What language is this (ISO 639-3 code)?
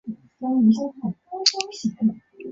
zho